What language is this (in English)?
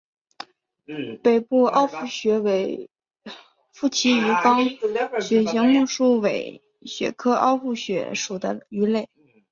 Chinese